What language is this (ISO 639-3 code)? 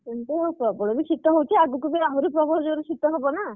ori